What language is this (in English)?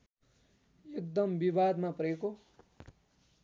Nepali